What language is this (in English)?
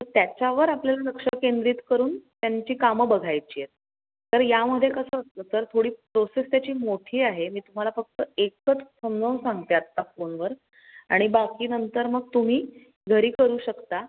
Marathi